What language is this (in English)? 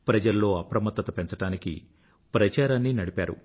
Telugu